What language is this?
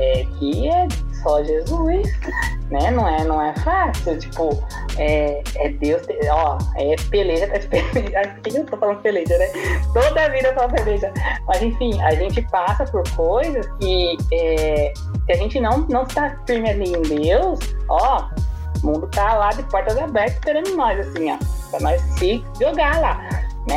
Portuguese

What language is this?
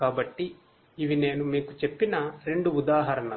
Telugu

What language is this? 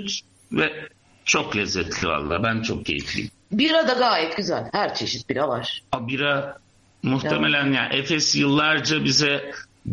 Turkish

